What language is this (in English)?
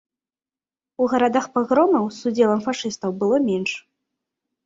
Belarusian